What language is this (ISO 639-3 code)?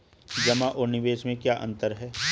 hin